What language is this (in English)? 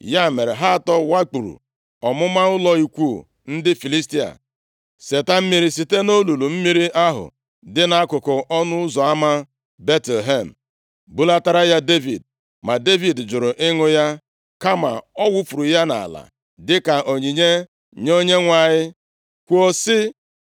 Igbo